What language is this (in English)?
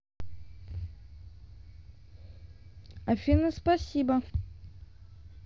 Russian